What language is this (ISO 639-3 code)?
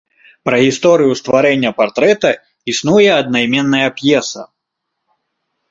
bel